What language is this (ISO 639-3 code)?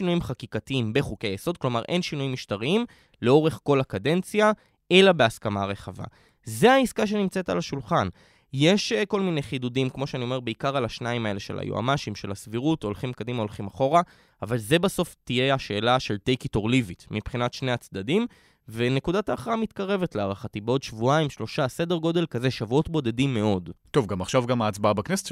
heb